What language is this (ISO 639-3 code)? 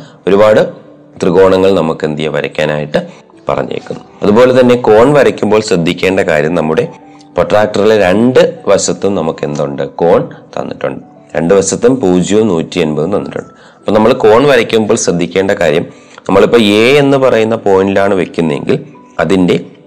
mal